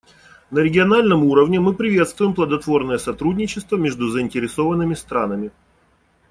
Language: Russian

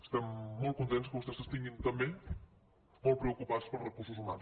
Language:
Catalan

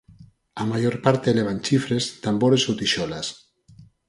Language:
Galician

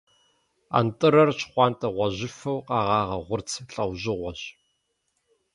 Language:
Kabardian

